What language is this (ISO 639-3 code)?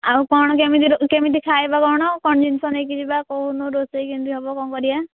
ori